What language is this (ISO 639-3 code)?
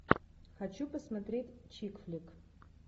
rus